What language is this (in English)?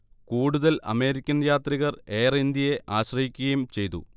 Malayalam